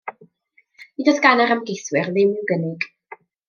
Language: Welsh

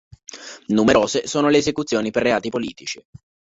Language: Italian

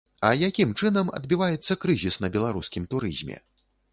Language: Belarusian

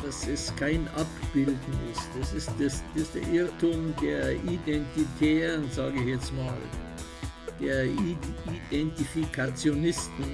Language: German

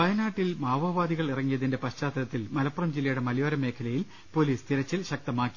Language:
Malayalam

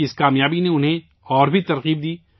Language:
Urdu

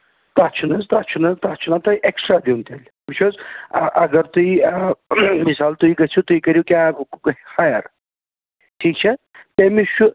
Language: Kashmiri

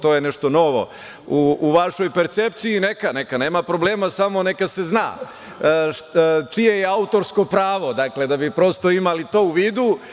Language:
Serbian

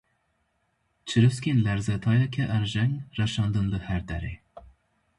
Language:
Kurdish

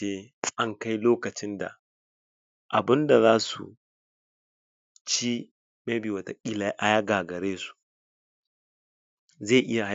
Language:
Hausa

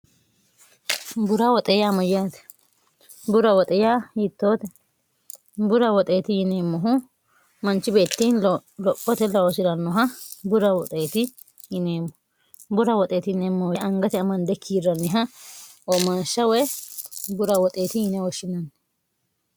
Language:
Sidamo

